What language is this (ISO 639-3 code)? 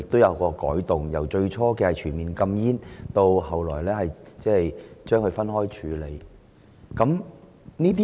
yue